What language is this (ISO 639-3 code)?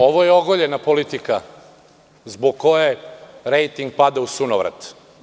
srp